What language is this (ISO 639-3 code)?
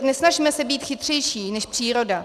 ces